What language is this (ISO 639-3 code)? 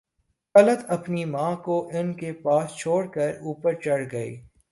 urd